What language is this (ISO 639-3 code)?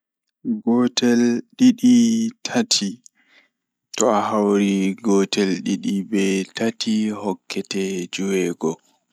ful